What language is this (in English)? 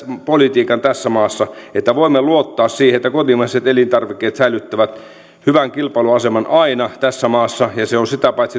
Finnish